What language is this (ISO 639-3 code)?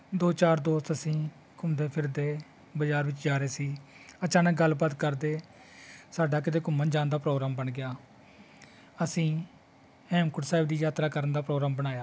pan